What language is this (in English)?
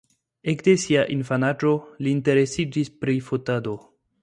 Esperanto